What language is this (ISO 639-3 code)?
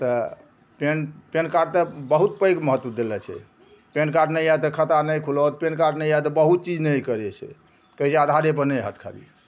mai